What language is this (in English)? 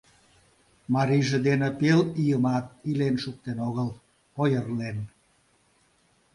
Mari